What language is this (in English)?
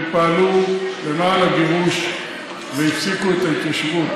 Hebrew